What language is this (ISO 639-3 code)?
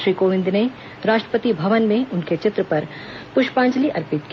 hin